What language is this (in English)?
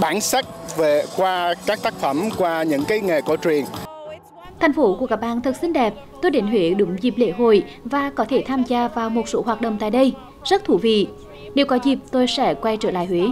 Vietnamese